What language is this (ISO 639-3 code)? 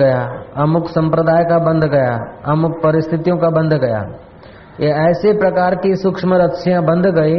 hin